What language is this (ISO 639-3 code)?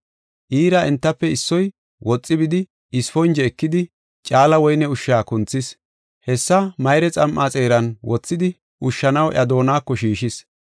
gof